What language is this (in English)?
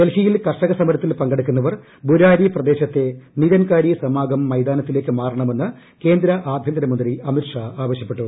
Malayalam